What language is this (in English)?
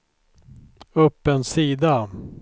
Swedish